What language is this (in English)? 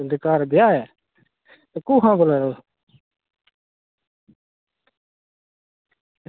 Dogri